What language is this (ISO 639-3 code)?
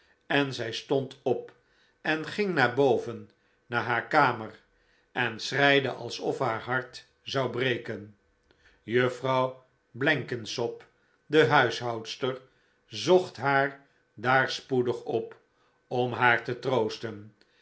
nld